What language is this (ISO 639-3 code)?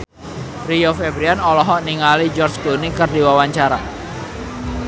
sun